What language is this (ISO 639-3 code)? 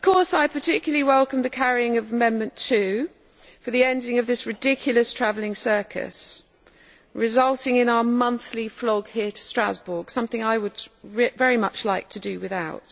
eng